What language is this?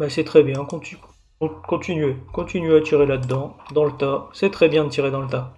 French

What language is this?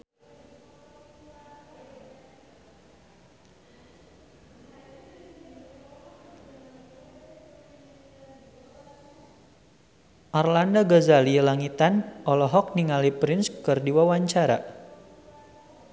Sundanese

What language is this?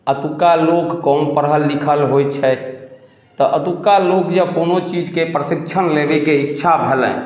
Maithili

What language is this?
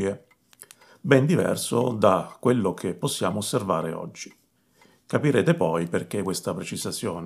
Italian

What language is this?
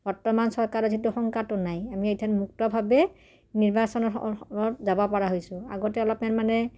Assamese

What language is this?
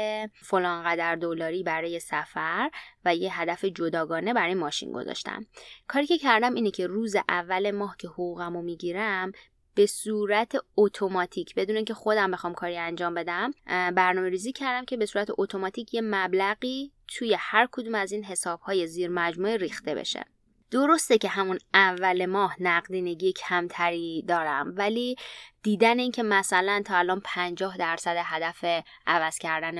Persian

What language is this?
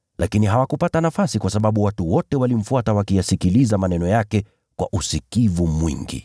Swahili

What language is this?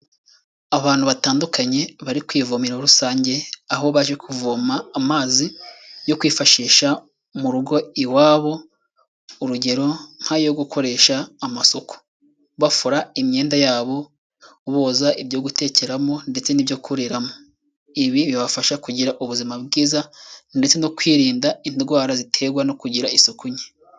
Kinyarwanda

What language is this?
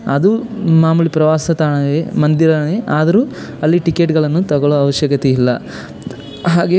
Kannada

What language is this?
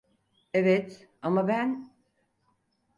Turkish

